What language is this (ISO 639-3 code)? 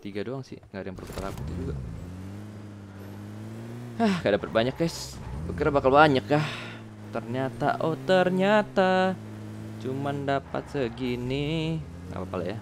ind